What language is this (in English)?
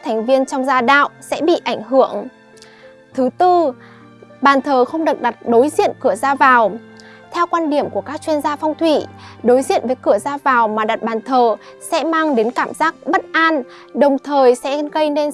Vietnamese